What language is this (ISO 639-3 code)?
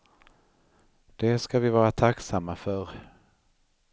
swe